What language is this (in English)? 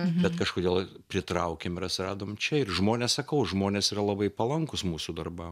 Lithuanian